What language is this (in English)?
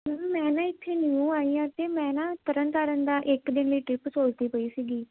Punjabi